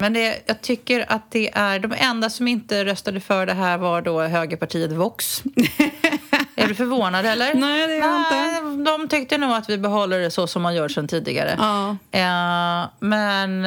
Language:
Swedish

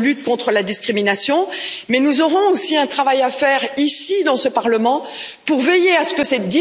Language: French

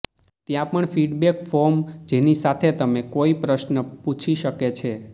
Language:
Gujarati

